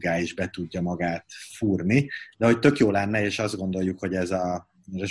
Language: Hungarian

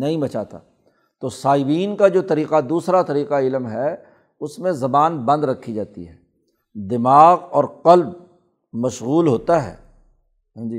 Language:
Urdu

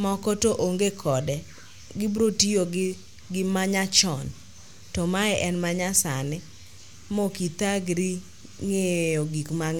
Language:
Luo (Kenya and Tanzania)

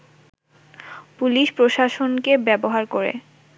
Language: Bangla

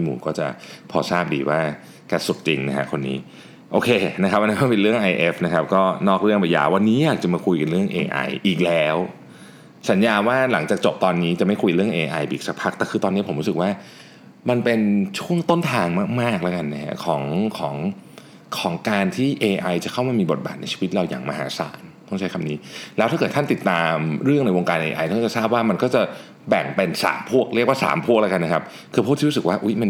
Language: Thai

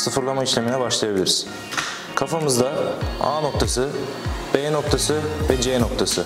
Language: Turkish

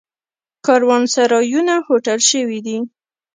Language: Pashto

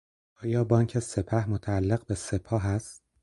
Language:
Persian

